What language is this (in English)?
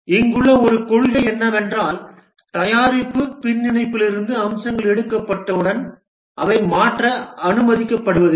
Tamil